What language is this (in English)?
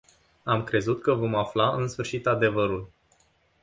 Romanian